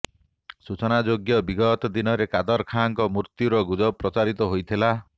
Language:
Odia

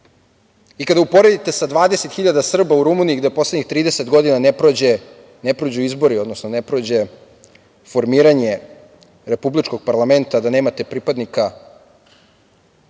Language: Serbian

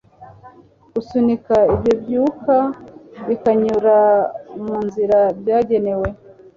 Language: Kinyarwanda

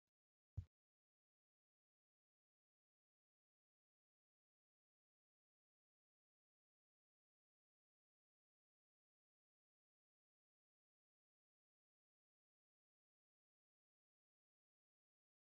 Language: Oromo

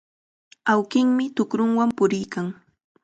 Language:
Chiquián Ancash Quechua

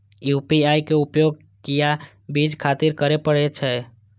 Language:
Maithili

